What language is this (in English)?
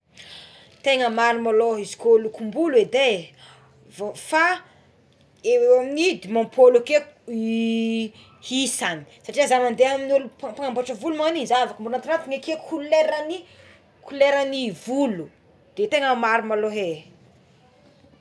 Tsimihety Malagasy